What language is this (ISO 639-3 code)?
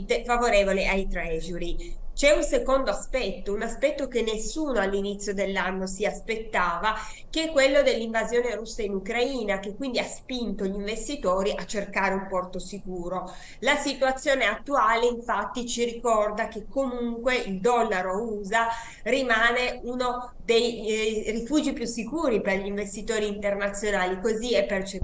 ita